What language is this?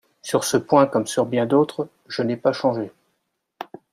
French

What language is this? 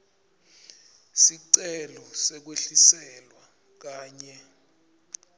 Swati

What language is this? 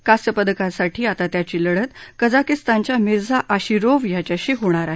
Marathi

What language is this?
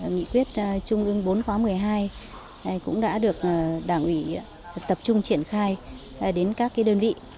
Vietnamese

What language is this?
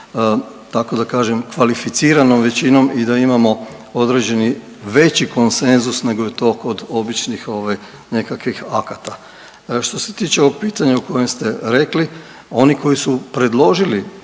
Croatian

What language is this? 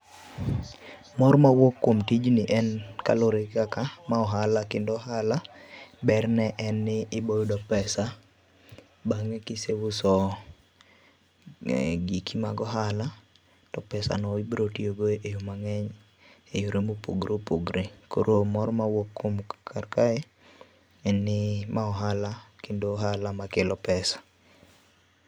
Luo (Kenya and Tanzania)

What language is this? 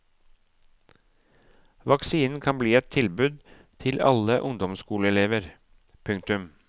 Norwegian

